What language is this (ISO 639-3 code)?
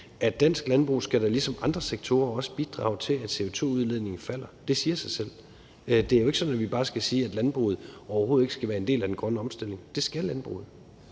dan